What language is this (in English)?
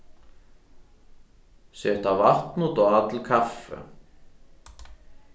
Faroese